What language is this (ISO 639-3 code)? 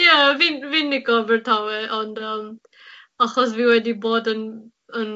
cym